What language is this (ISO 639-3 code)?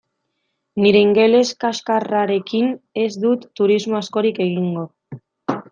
eus